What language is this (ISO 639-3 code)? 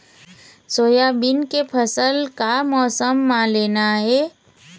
hne